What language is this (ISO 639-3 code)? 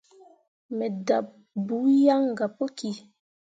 mua